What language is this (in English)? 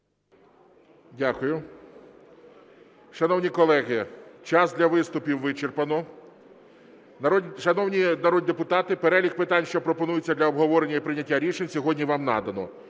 Ukrainian